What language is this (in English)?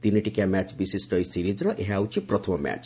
Odia